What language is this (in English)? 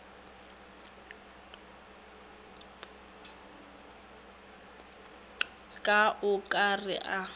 Northern Sotho